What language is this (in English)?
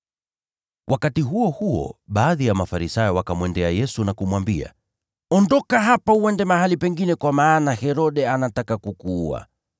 Swahili